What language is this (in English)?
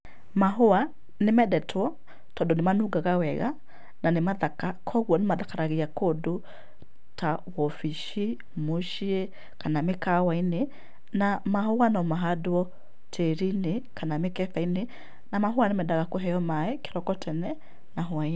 Kikuyu